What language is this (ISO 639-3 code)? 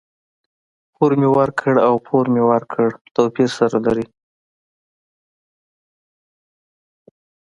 pus